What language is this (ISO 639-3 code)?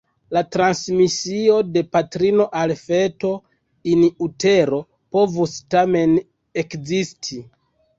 epo